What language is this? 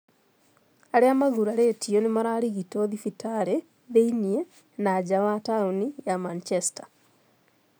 Kikuyu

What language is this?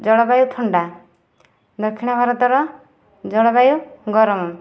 Odia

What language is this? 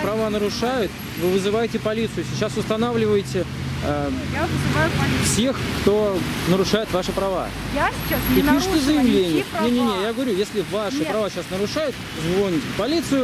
Russian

